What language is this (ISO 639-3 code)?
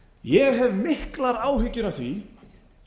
isl